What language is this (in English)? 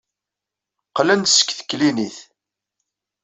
Kabyle